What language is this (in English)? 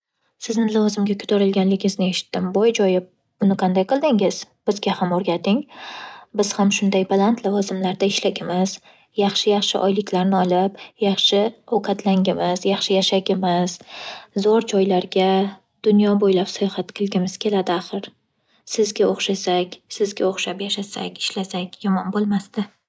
Uzbek